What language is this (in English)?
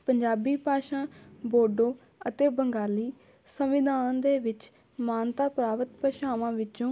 Punjabi